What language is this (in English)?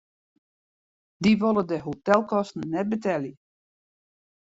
Western Frisian